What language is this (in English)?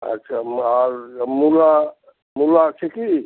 Bangla